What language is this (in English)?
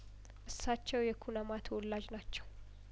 Amharic